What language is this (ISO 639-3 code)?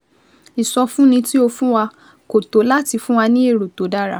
yor